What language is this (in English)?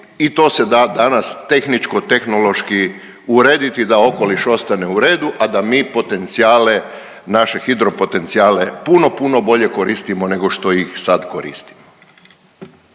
Croatian